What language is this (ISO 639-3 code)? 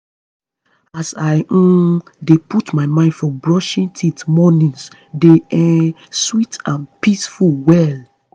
pcm